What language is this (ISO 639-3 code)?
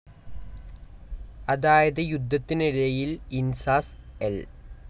mal